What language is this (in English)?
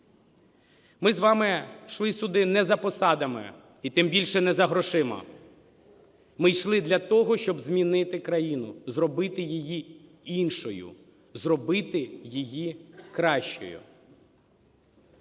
Ukrainian